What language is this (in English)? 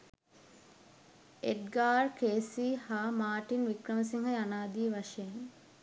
Sinhala